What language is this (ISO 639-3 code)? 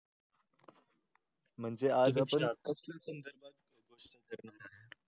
mar